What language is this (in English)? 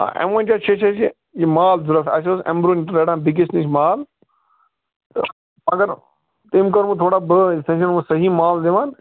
Kashmiri